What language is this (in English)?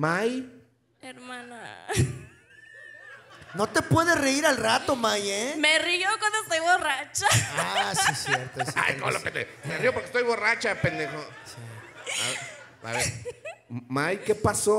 Spanish